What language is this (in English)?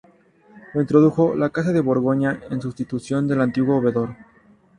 Spanish